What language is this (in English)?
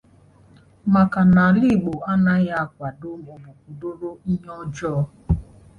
Igbo